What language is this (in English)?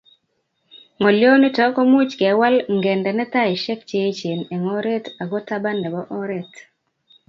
Kalenjin